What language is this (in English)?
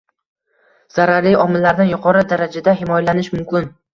Uzbek